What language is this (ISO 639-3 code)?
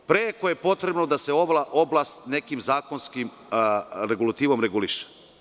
srp